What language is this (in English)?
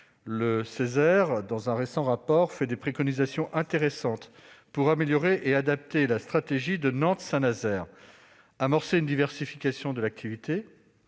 French